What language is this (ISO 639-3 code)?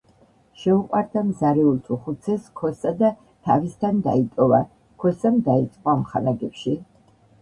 kat